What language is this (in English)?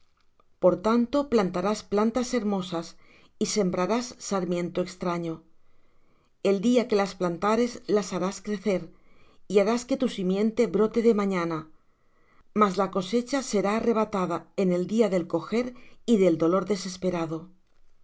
Spanish